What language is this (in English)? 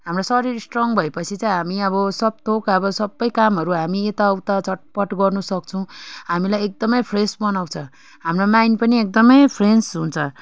Nepali